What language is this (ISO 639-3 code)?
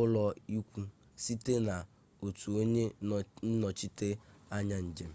ibo